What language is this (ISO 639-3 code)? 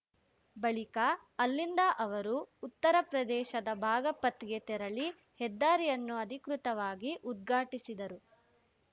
kan